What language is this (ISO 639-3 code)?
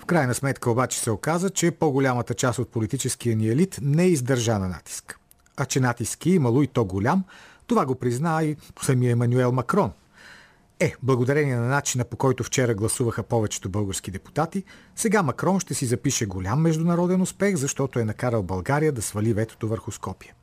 bul